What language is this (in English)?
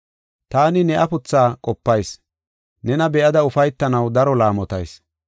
Gofa